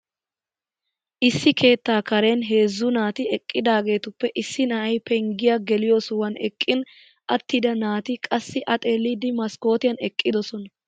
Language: Wolaytta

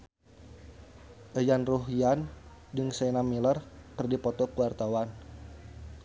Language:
Sundanese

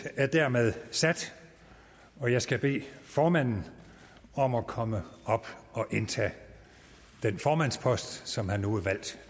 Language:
Danish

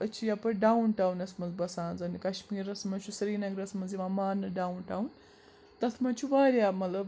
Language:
Kashmiri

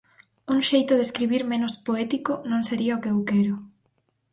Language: Galician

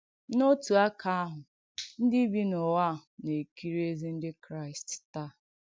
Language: Igbo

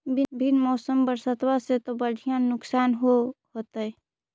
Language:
Magahi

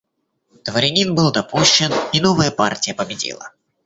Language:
Russian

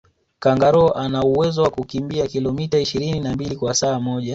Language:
Swahili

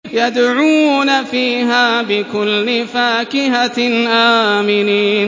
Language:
Arabic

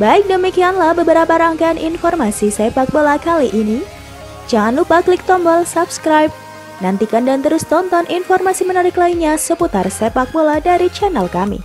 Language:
Indonesian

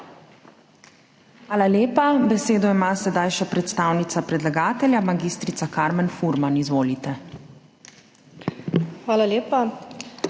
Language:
Slovenian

